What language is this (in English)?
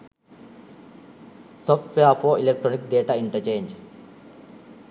Sinhala